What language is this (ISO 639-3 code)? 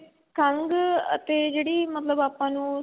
pan